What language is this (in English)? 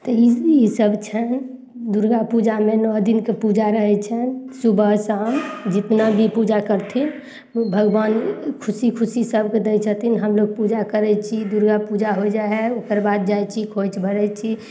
Maithili